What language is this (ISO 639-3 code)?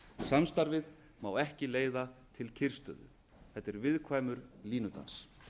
isl